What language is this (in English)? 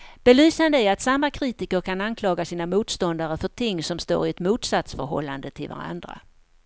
Swedish